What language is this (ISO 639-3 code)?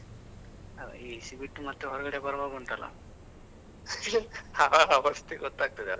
kan